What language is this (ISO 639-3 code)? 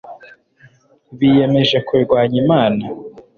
kin